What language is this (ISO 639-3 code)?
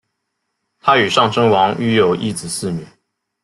zho